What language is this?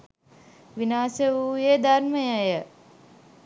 Sinhala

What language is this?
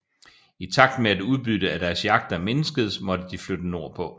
Danish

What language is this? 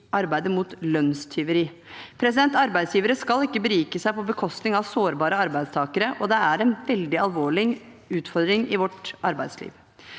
Norwegian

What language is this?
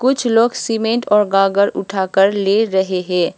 Hindi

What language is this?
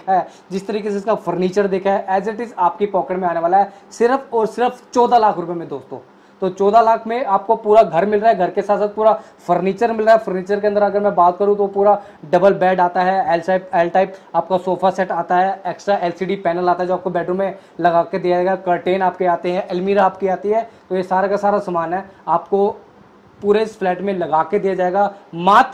Hindi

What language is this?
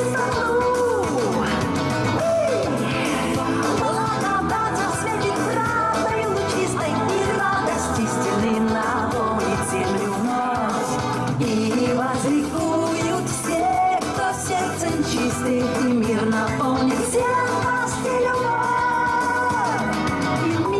Russian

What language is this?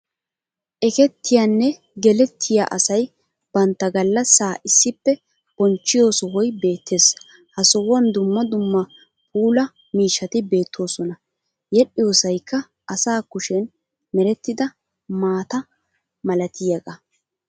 Wolaytta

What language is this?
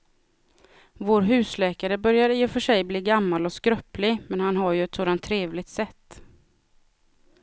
Swedish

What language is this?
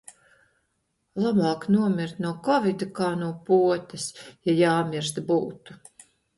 Latvian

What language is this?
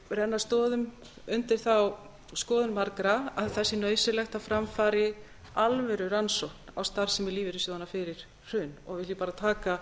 Icelandic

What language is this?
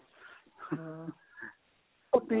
Punjabi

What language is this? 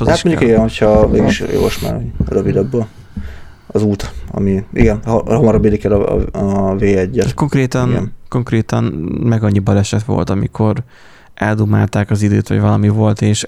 Hungarian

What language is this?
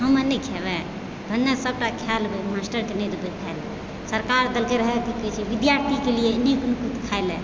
Maithili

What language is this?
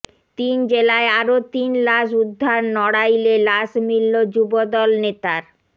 Bangla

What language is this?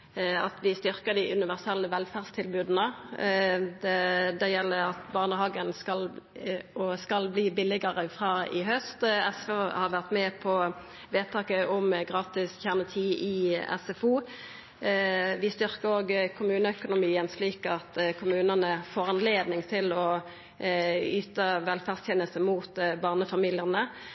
Norwegian Nynorsk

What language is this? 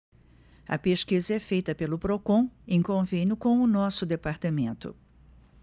Portuguese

